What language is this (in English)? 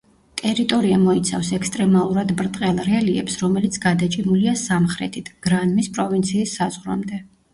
Georgian